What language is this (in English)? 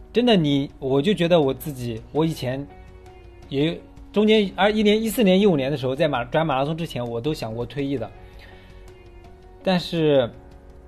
Chinese